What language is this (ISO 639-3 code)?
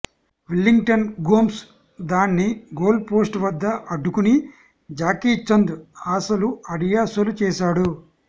tel